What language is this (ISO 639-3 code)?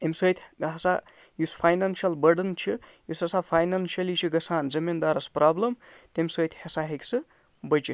kas